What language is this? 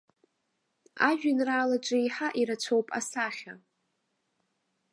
Abkhazian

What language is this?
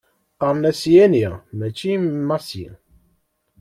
Kabyle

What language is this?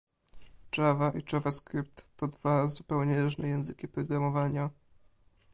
Polish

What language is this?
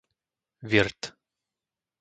Slovak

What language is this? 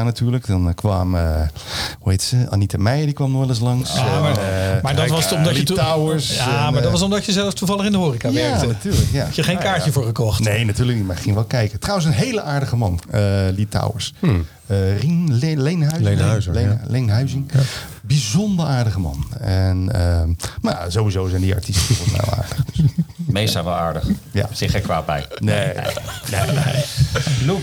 Dutch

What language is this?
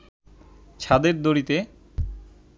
Bangla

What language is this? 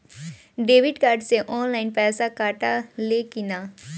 Bhojpuri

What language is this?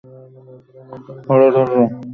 Bangla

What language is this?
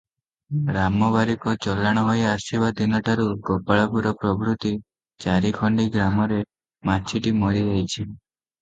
Odia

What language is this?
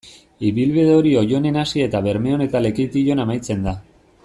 Basque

